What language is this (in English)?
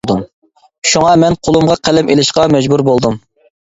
Uyghur